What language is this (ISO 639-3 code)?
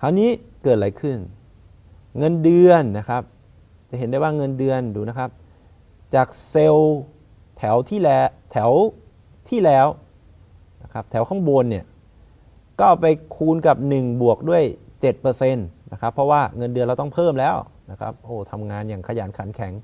tha